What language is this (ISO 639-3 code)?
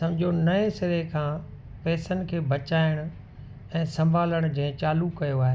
snd